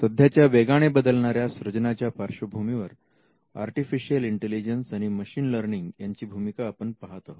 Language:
Marathi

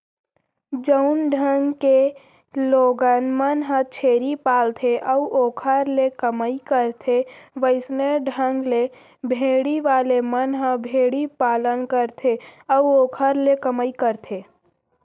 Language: Chhattisgarhi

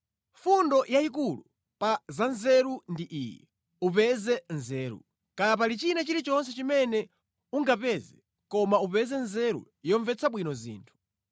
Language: Nyanja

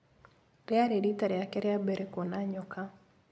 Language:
Kikuyu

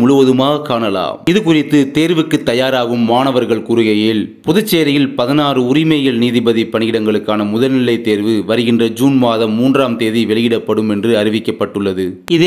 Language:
Arabic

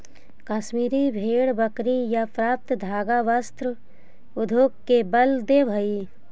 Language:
Magahi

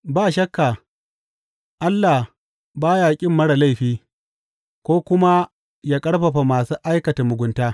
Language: Hausa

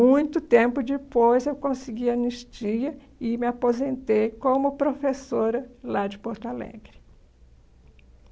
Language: Portuguese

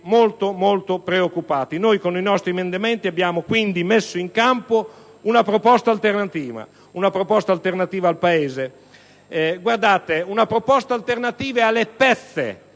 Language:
Italian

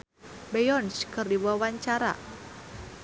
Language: Sundanese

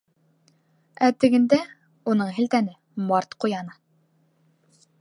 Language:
Bashkir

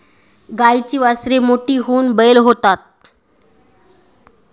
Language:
Marathi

